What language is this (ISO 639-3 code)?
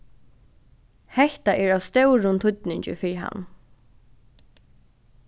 fao